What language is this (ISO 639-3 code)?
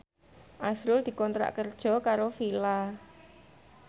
jav